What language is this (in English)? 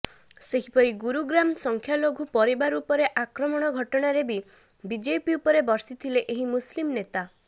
Odia